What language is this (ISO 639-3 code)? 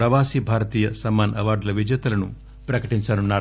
tel